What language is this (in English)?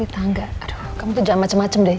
Indonesian